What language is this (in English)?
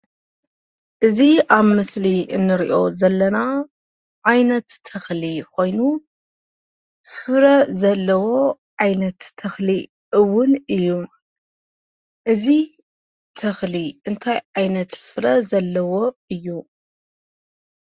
Tigrinya